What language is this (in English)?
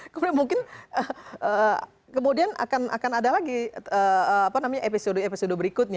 Indonesian